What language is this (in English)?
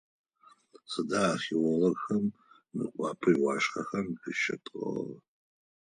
Adyghe